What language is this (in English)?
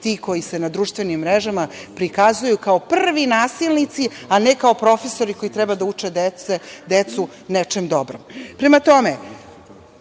Serbian